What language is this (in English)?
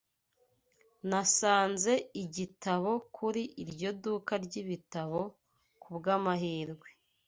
Kinyarwanda